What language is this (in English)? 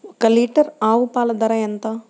Telugu